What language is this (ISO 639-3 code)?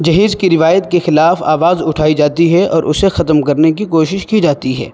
urd